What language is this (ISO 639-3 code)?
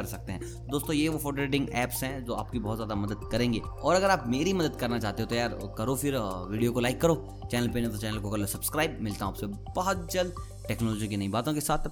hin